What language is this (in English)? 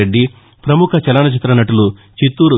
Telugu